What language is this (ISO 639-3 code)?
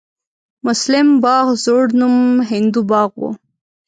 pus